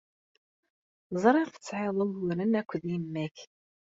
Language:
Kabyle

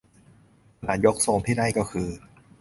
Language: Thai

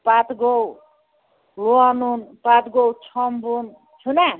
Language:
Kashmiri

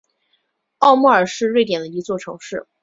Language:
Chinese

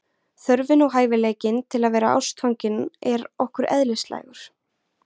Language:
Icelandic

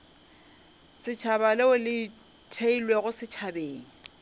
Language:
Northern Sotho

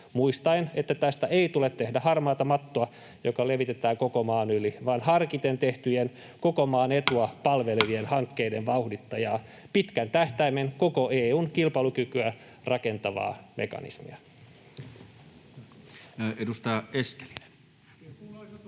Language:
Finnish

